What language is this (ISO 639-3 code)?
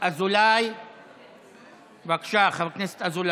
heb